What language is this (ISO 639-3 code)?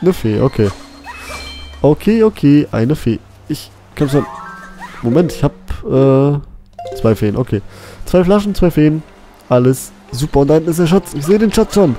deu